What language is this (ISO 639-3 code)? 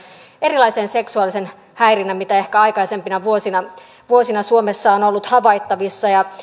fin